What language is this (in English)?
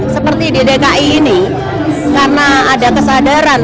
Indonesian